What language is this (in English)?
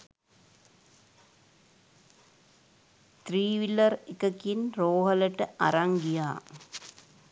Sinhala